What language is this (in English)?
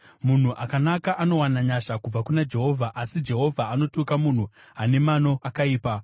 Shona